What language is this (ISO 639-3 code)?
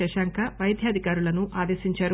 tel